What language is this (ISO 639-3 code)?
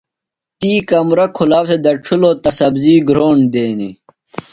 phl